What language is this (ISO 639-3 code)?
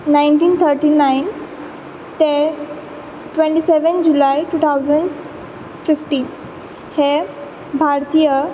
kok